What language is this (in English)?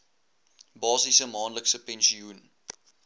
Afrikaans